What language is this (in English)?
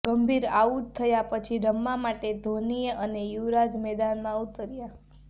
Gujarati